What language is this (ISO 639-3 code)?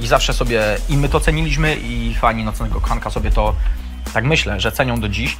pol